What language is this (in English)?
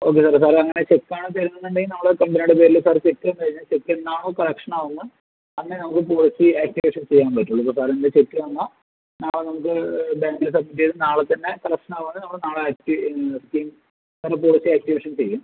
Malayalam